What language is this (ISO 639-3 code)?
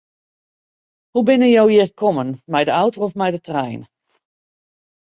fry